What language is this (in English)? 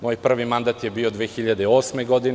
Serbian